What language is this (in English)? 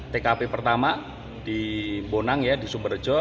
Indonesian